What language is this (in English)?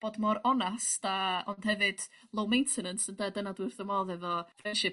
Welsh